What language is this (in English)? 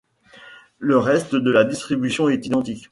French